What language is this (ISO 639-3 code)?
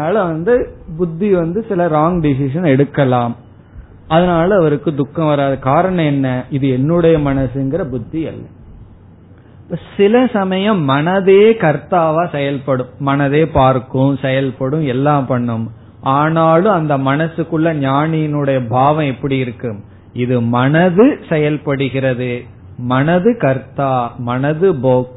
tam